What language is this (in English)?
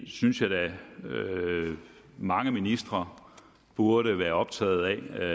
Danish